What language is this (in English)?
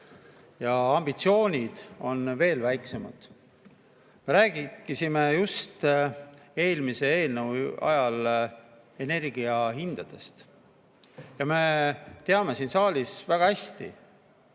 Estonian